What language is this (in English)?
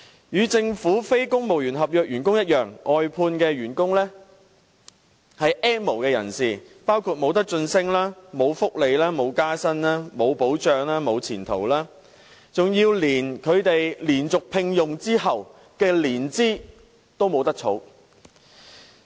Cantonese